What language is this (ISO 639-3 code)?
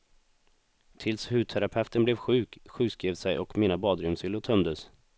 swe